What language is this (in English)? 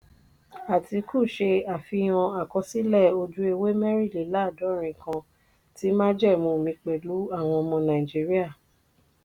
Yoruba